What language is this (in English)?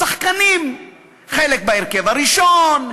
Hebrew